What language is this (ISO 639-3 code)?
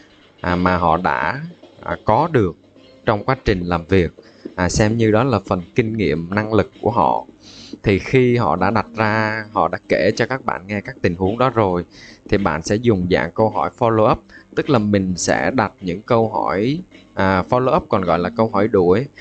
vie